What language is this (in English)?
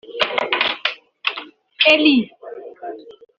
Kinyarwanda